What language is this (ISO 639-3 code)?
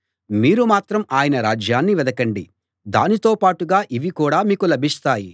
tel